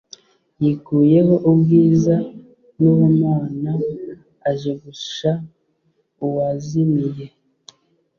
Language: Kinyarwanda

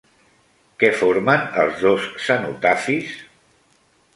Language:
Catalan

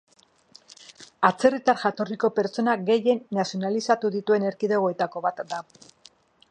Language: Basque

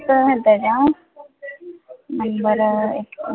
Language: Marathi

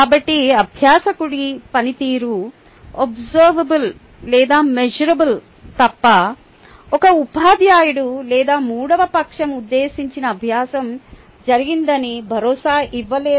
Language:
Telugu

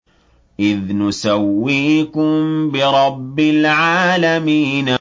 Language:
Arabic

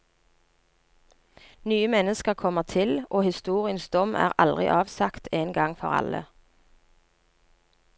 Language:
Norwegian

